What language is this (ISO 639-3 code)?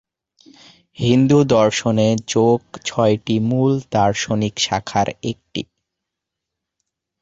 ben